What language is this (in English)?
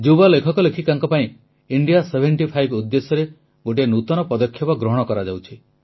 Odia